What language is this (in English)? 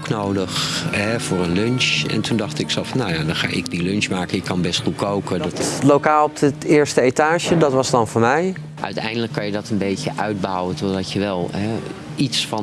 Dutch